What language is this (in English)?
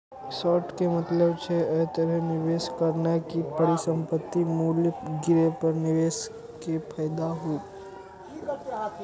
Maithili